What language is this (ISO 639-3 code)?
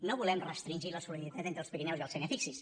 cat